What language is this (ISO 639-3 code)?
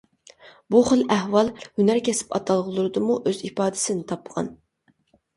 uig